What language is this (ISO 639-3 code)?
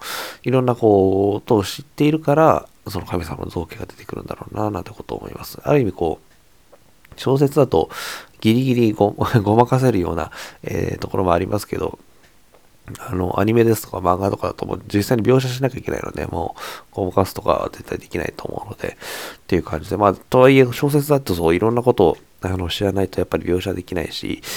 jpn